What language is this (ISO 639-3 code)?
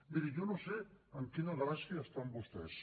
cat